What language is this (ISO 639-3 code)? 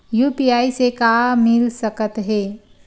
hne